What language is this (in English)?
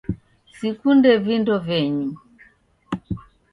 Taita